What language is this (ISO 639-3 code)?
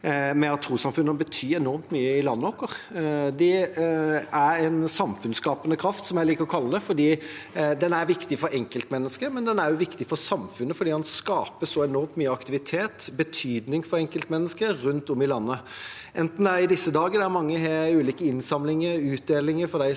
nor